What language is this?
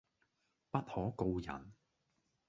Cantonese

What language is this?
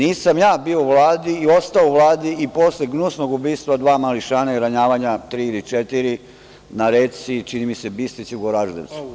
Serbian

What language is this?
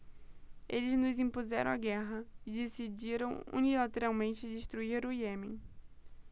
Portuguese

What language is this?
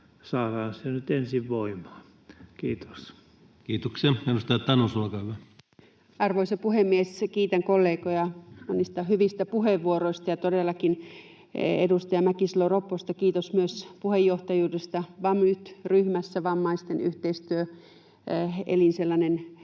Finnish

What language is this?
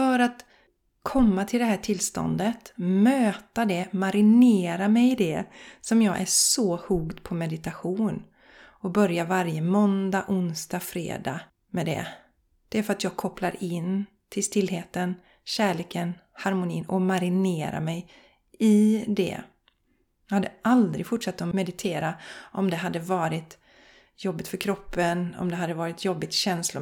Swedish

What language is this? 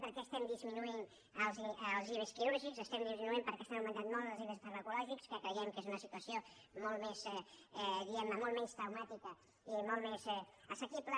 Catalan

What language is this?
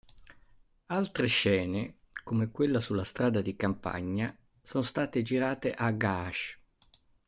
Italian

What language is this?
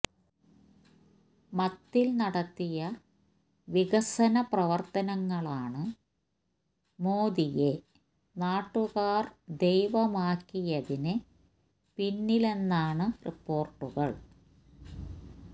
Malayalam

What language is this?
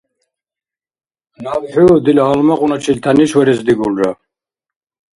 Dargwa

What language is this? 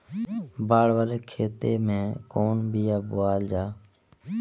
Bhojpuri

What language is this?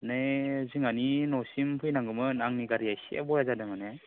Bodo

